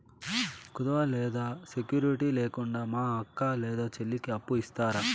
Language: Telugu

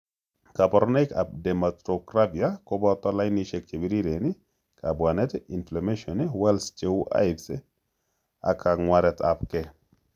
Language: Kalenjin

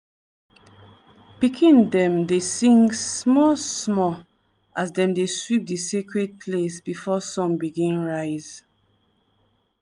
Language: Nigerian Pidgin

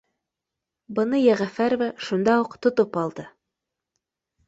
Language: Bashkir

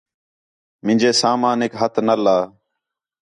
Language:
Khetrani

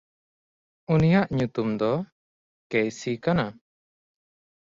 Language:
Santali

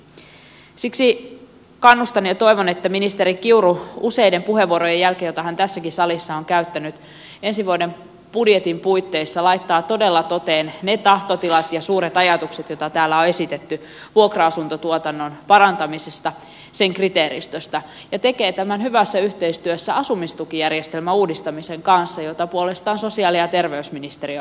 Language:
Finnish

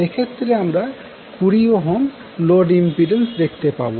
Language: Bangla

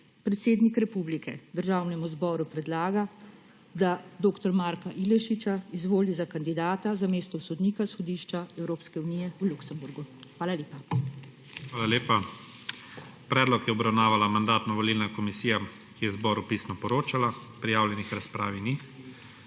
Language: Slovenian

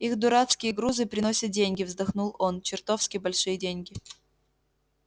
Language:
Russian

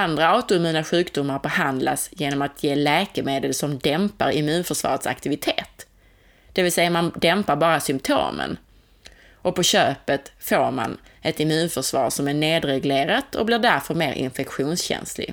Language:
Swedish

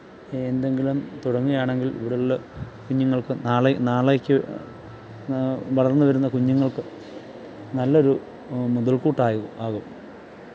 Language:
Malayalam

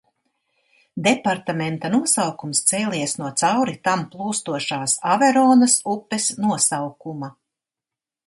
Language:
Latvian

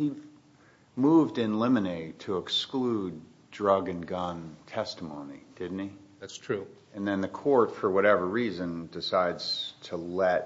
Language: English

